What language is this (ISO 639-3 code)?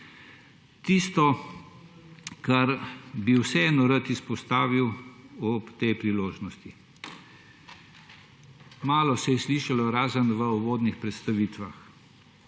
slv